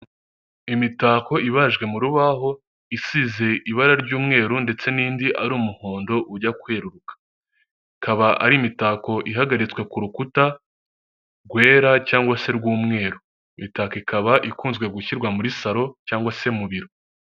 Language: Kinyarwanda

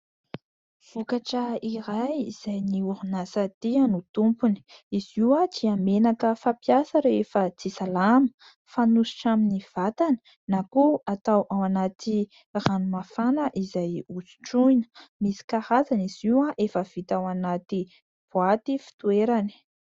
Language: Malagasy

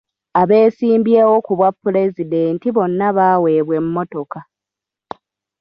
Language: Ganda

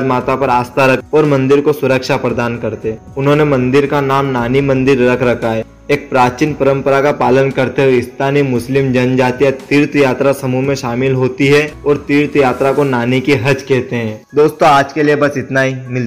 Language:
Hindi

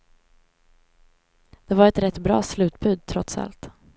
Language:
Swedish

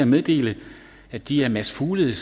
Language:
Danish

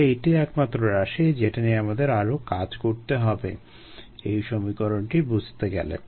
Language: Bangla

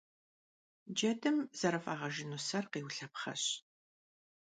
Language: Kabardian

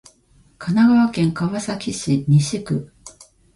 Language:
Japanese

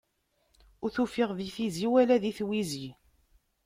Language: Kabyle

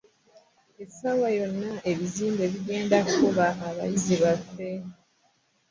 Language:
Ganda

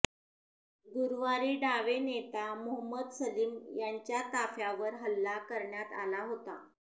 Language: Marathi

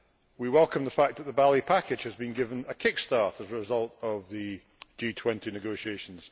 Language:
English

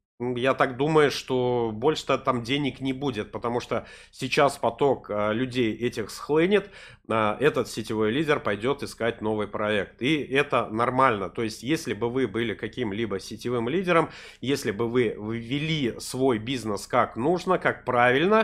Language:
Russian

